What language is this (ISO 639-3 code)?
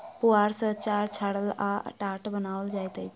mai